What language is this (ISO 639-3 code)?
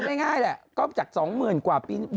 tha